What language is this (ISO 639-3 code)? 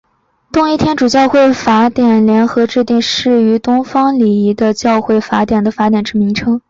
zho